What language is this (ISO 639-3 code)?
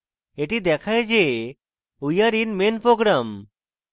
ben